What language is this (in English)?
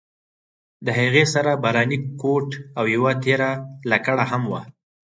Pashto